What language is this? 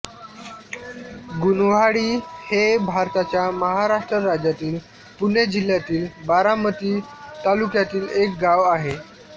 Marathi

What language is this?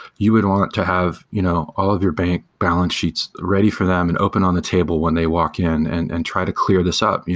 English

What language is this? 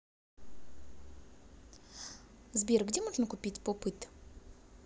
Russian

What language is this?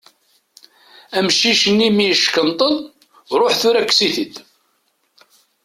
Kabyle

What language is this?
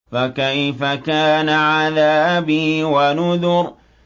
Arabic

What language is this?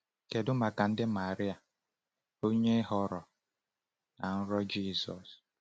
Igbo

